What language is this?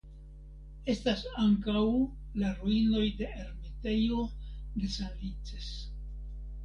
Esperanto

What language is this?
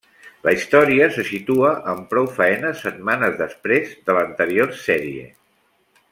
Catalan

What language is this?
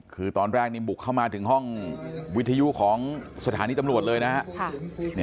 Thai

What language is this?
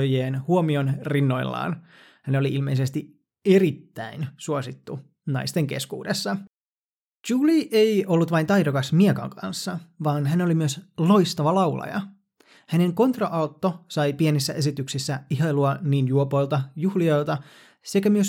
Finnish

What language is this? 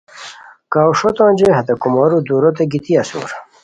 Khowar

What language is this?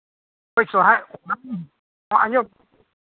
Santali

